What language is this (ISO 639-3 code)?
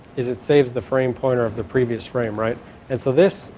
eng